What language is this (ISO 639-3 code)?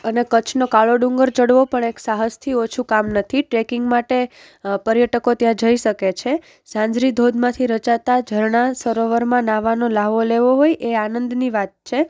guj